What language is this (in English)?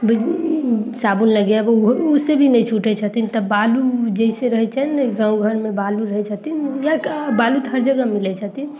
Maithili